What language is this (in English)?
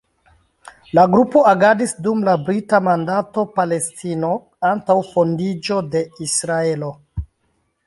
Esperanto